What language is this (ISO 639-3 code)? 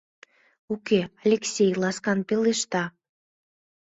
chm